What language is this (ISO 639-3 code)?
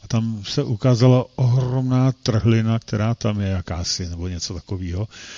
ces